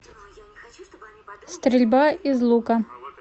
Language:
Russian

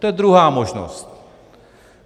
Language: Czech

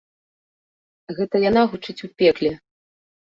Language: Belarusian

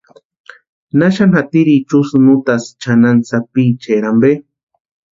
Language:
Western Highland Purepecha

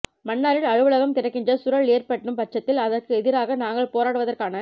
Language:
Tamil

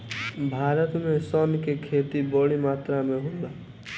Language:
Bhojpuri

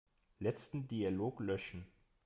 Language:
German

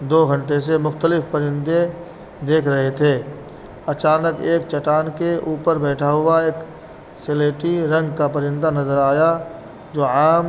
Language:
Urdu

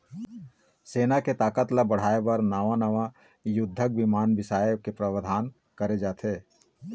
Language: Chhattisgarhi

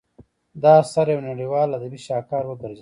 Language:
Pashto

